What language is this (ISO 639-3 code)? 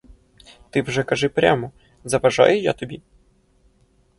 ukr